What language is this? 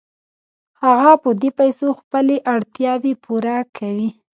Pashto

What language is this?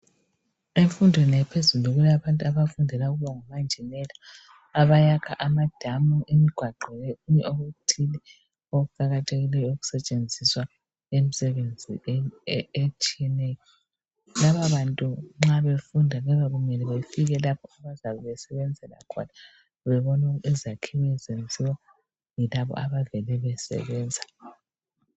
North Ndebele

